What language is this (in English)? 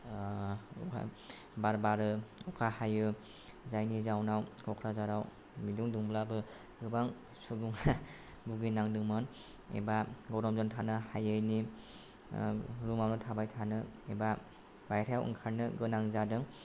Bodo